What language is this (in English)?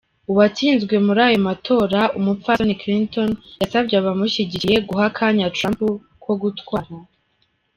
Kinyarwanda